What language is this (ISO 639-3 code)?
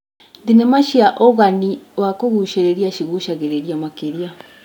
kik